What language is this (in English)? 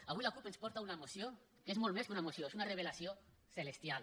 Catalan